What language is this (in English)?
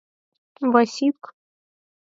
Mari